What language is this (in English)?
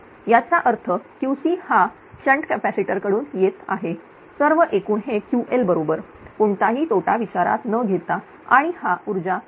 Marathi